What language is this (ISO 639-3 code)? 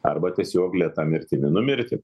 lit